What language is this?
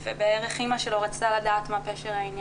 Hebrew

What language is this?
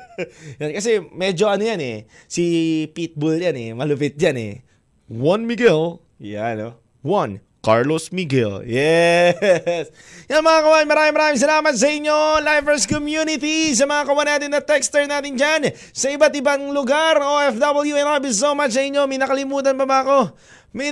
Filipino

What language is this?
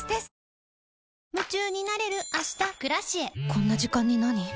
Japanese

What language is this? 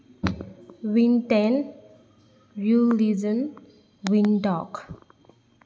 Manipuri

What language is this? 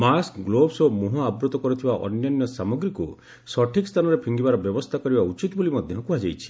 Odia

